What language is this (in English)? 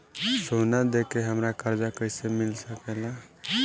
Bhojpuri